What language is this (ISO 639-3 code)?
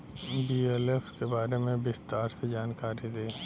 bho